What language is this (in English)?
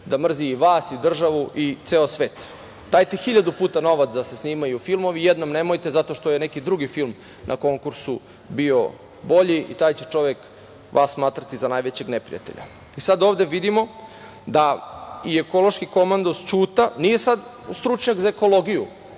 Serbian